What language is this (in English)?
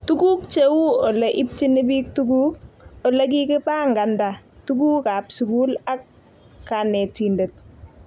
Kalenjin